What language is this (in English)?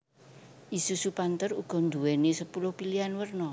Javanese